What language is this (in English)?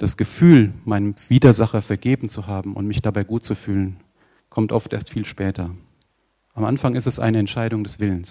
German